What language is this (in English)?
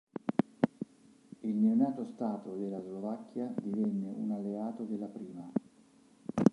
Italian